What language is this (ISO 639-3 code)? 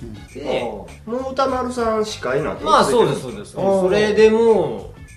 jpn